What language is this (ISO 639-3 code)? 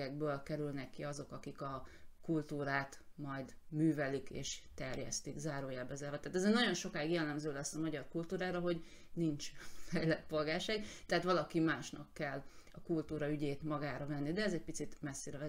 hun